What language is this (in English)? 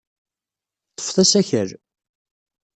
Kabyle